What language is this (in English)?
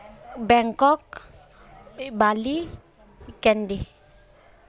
Santali